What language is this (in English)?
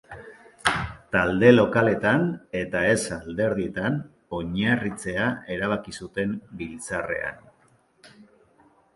Basque